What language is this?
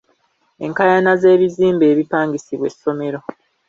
Ganda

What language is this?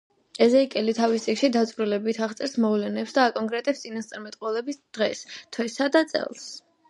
Georgian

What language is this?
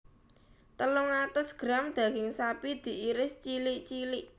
Javanese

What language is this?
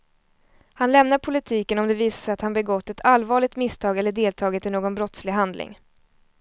Swedish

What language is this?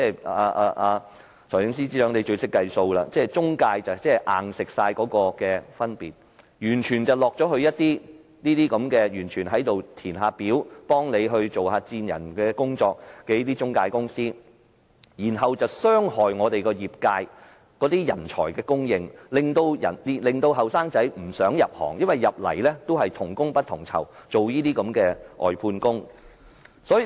Cantonese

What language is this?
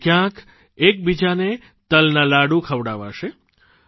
Gujarati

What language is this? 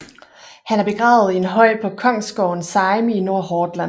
Danish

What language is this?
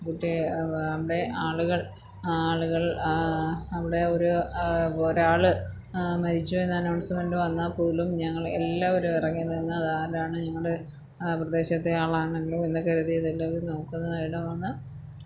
Malayalam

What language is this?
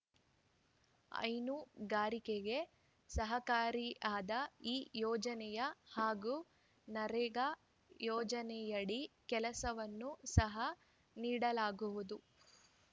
Kannada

